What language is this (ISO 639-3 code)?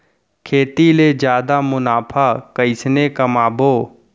hne